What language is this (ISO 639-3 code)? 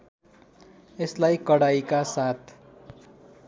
nep